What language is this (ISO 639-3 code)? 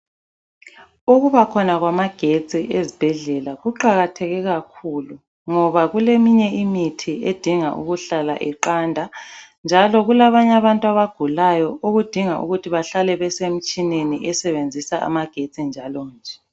nde